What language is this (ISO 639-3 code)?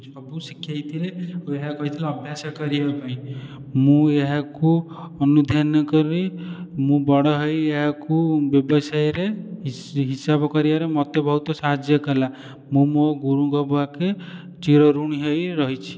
ori